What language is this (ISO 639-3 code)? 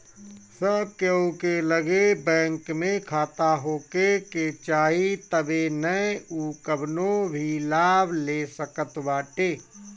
bho